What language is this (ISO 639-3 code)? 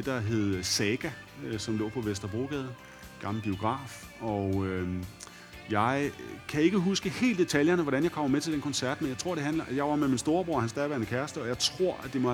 dan